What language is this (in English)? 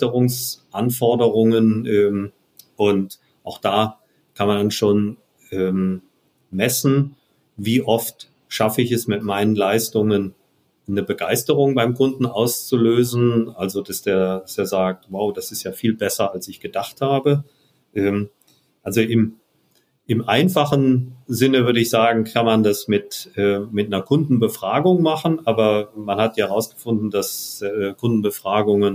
German